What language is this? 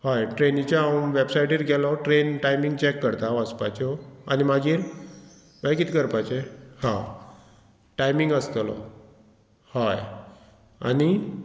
Konkani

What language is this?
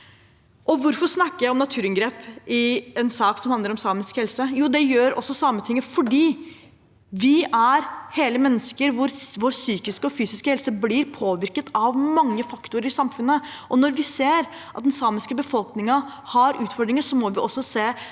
Norwegian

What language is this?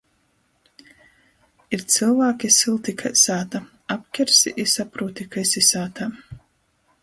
Latgalian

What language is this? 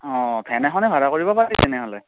Assamese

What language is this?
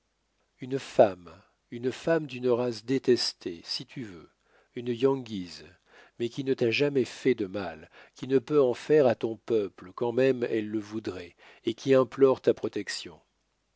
French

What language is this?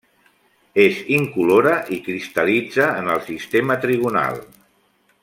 Catalan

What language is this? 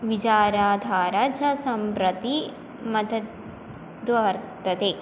Sanskrit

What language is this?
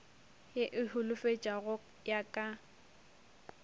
Northern Sotho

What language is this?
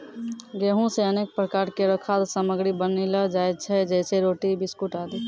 Maithili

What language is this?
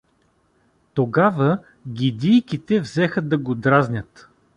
Bulgarian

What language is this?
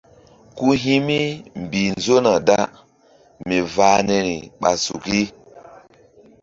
Mbum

